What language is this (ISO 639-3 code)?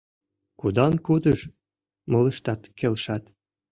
chm